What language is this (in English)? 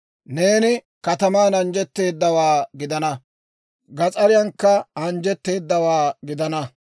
Dawro